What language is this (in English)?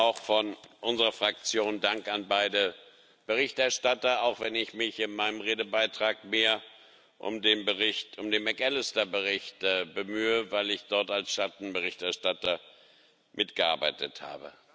German